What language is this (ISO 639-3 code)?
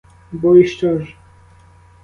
ukr